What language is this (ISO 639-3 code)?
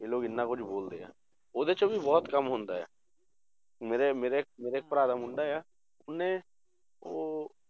pan